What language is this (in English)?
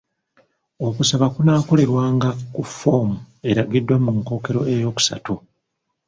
Ganda